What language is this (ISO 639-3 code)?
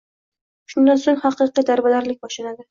uzb